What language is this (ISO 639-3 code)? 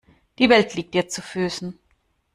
deu